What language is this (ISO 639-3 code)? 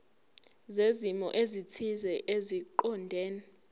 zul